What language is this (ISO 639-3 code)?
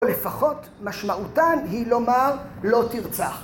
heb